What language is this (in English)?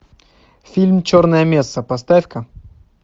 Russian